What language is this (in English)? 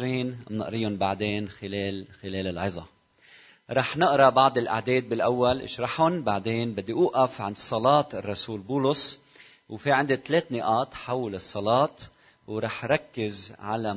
Arabic